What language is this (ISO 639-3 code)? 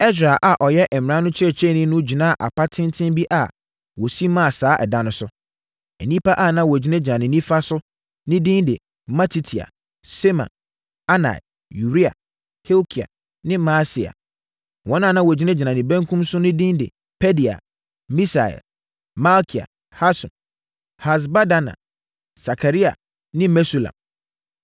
aka